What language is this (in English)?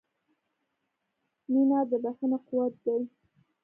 Pashto